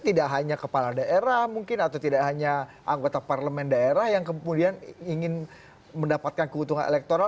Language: Indonesian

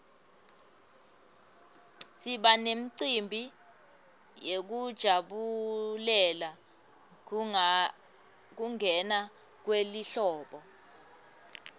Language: Swati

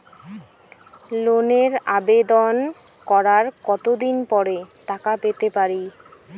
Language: Bangla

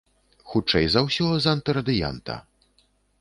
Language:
Belarusian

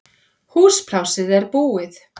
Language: Icelandic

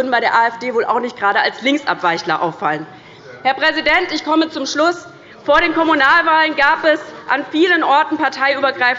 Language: German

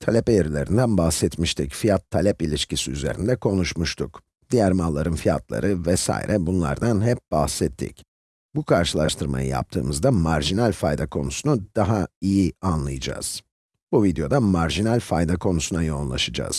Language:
Turkish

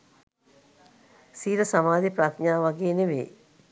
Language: Sinhala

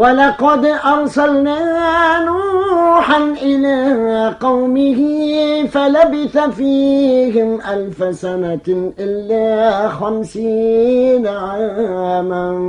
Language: Arabic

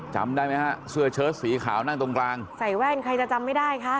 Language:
Thai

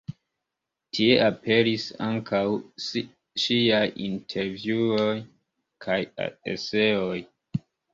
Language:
Esperanto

